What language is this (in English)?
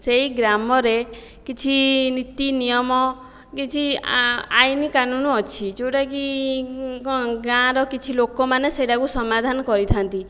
Odia